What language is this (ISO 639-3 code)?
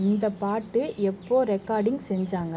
tam